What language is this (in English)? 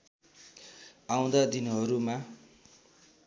Nepali